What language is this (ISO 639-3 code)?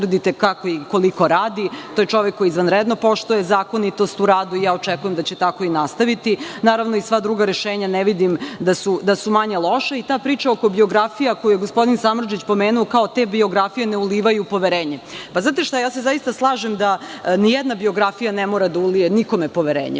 srp